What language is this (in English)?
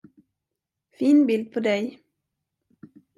Swedish